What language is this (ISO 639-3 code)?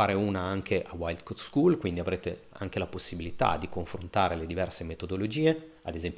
ita